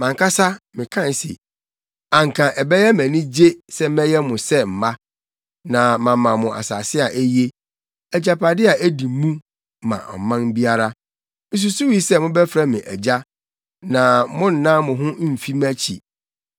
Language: Akan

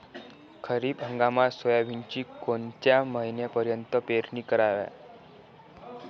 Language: Marathi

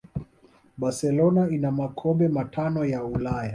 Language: Swahili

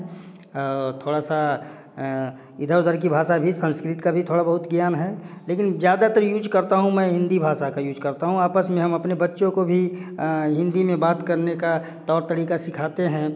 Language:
Hindi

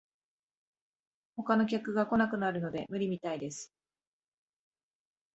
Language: Japanese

